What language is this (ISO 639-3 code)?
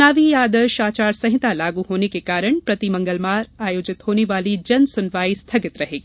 hin